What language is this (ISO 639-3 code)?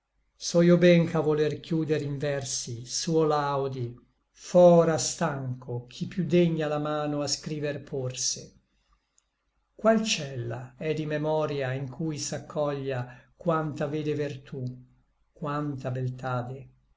ita